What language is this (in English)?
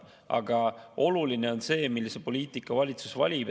Estonian